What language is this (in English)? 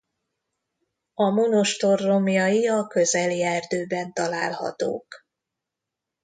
Hungarian